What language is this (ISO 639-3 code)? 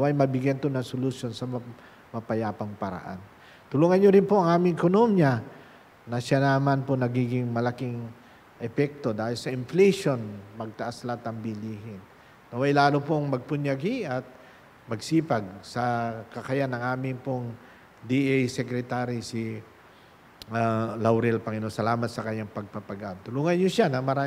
fil